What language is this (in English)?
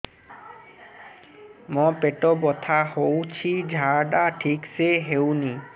Odia